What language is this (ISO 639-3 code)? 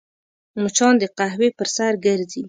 pus